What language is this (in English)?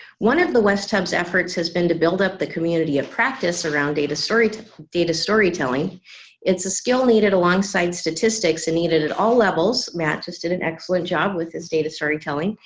English